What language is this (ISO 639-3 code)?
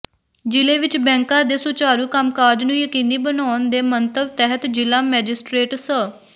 pan